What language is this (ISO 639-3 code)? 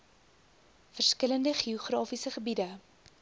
afr